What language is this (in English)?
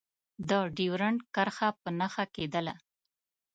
Pashto